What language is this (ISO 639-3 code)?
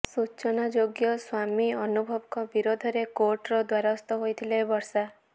ori